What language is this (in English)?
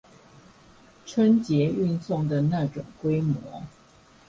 Chinese